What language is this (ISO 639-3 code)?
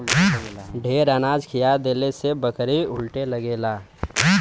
bho